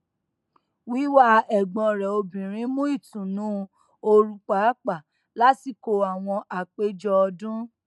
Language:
Yoruba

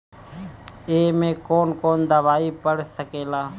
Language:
Bhojpuri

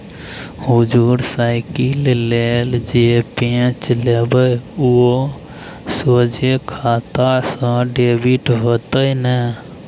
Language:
Maithili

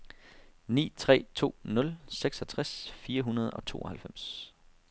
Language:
Danish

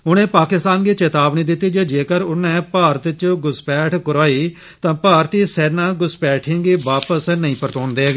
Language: Dogri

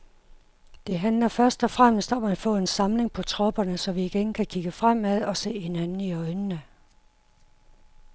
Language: Danish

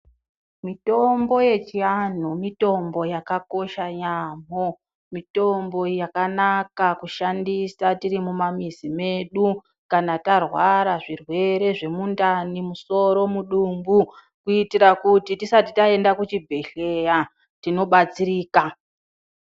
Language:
Ndau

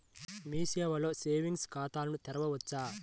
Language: Telugu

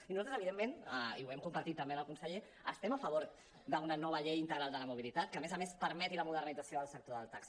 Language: Catalan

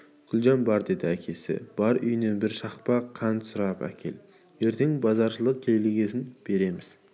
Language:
Kazakh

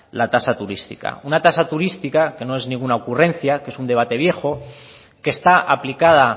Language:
Spanish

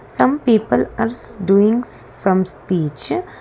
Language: English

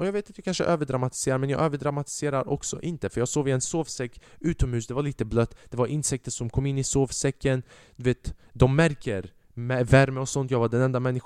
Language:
Swedish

